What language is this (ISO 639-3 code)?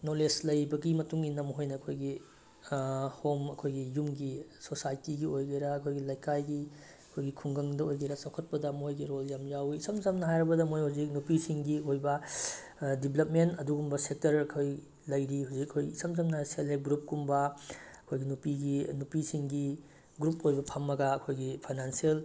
mni